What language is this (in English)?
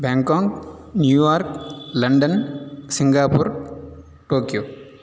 Sanskrit